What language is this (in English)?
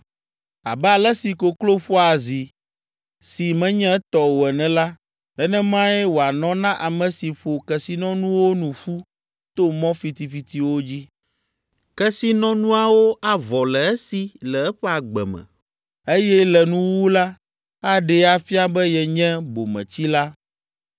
Ewe